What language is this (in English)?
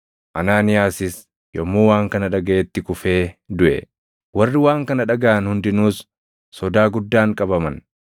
Oromo